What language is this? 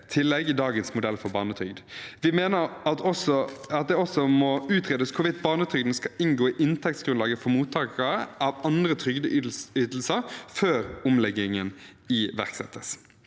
Norwegian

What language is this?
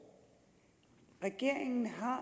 Danish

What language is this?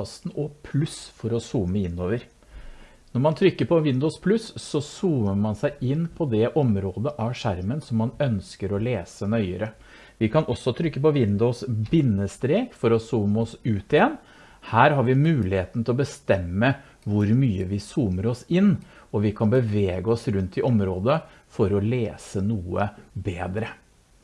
Norwegian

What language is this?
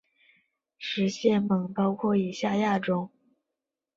Chinese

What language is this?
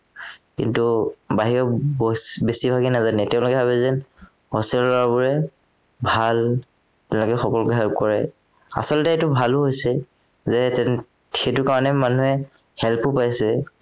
Assamese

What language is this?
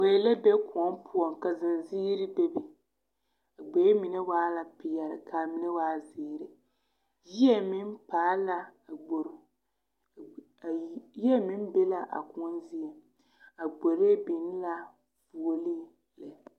Southern Dagaare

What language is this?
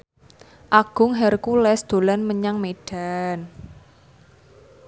Javanese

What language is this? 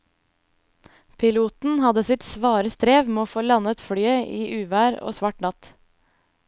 Norwegian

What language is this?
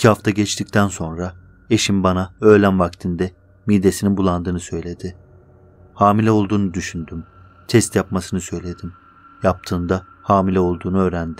Turkish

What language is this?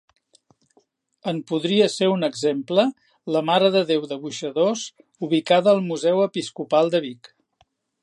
Catalan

